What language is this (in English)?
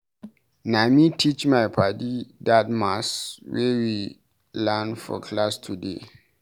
Nigerian Pidgin